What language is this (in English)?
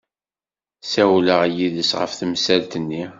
Kabyle